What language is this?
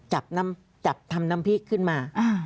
Thai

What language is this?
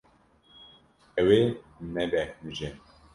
Kurdish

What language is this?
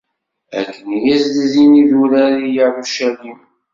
Kabyle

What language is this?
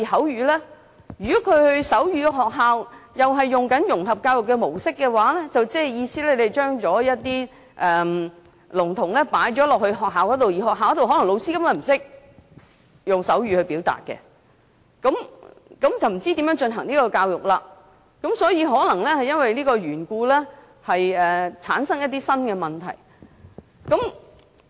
Cantonese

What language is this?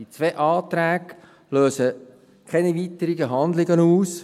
Swiss German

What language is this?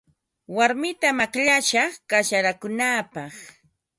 Ambo-Pasco Quechua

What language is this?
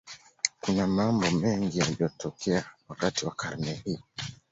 Swahili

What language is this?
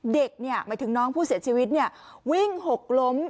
Thai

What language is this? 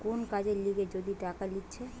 Bangla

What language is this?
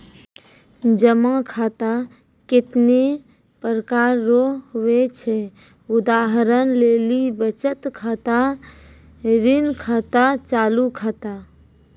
Maithili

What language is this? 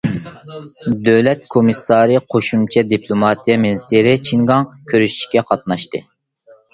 Uyghur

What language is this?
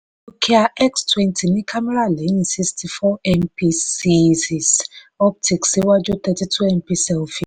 Yoruba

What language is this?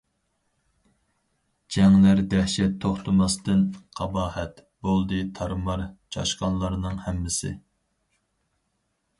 Uyghur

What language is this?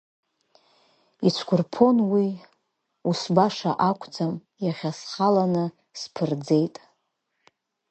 Abkhazian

